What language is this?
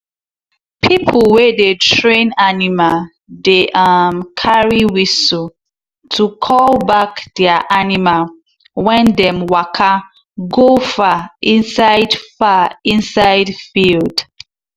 Nigerian Pidgin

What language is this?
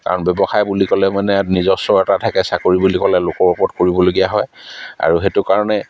Assamese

